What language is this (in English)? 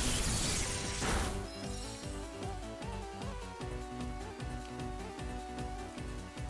Japanese